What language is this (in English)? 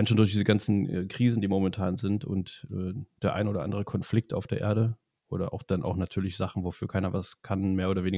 German